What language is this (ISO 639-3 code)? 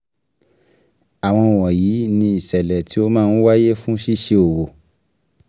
yor